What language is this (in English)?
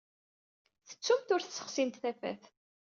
Kabyle